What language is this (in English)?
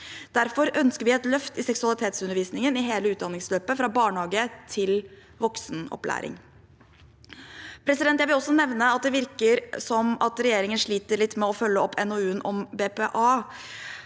Norwegian